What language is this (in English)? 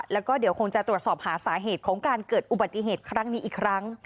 Thai